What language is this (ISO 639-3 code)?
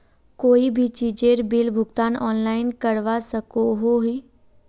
mag